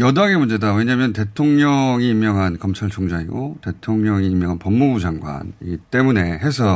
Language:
Korean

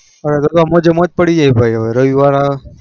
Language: Gujarati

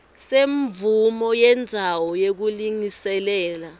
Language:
Swati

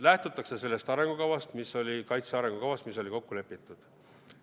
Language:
Estonian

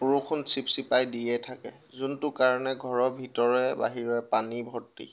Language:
Assamese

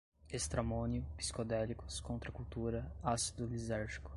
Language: Portuguese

